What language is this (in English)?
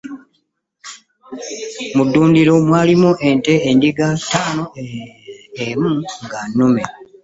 Ganda